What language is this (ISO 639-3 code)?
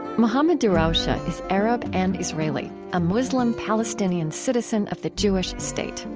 eng